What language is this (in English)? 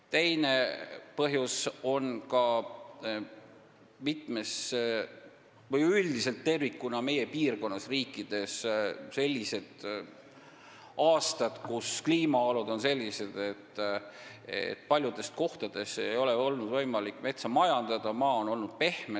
Estonian